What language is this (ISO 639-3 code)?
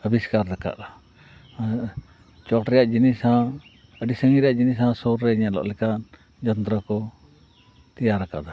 sat